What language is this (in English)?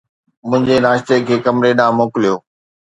Sindhi